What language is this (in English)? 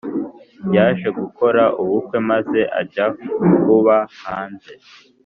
Kinyarwanda